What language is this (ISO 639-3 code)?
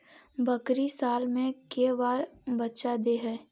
mag